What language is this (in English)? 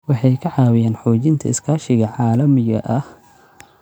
Somali